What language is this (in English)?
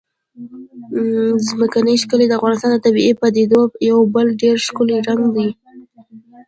Pashto